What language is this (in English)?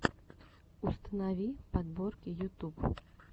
Russian